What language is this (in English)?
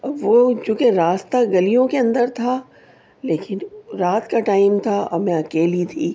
Urdu